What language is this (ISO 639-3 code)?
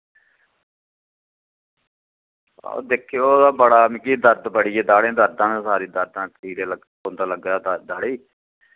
doi